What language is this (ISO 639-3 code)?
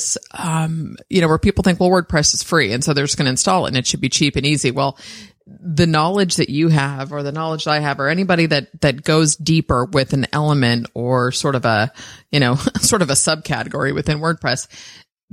eng